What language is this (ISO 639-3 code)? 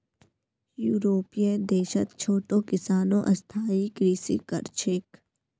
mag